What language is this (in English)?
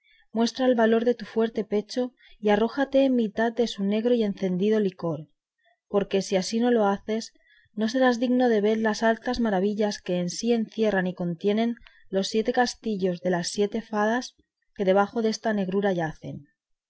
Spanish